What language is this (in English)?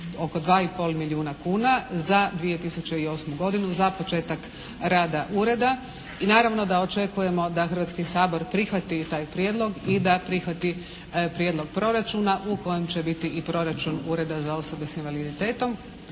Croatian